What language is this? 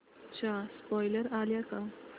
Marathi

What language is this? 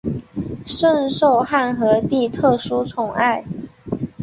Chinese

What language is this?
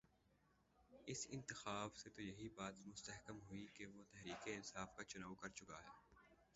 Urdu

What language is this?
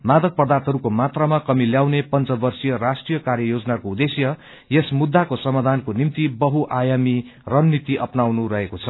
Nepali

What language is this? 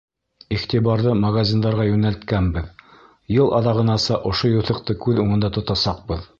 Bashkir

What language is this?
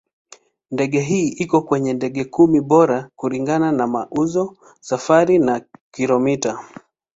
Swahili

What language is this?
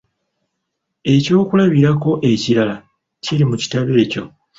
Ganda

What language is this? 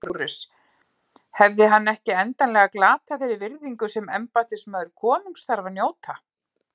Icelandic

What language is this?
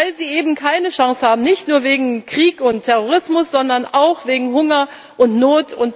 German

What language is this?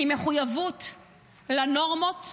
Hebrew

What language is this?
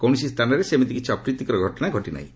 Odia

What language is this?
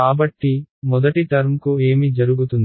Telugu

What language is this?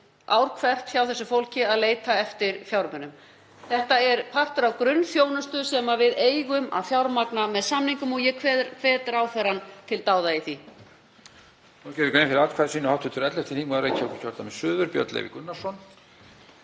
Icelandic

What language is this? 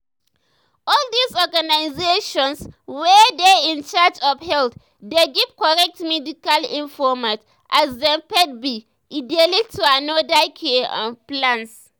Nigerian Pidgin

